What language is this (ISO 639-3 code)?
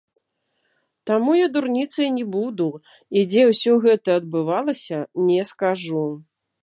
bel